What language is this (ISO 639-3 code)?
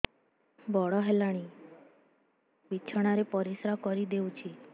ori